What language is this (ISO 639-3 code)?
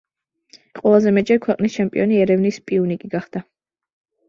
kat